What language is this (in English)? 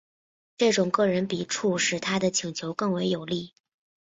Chinese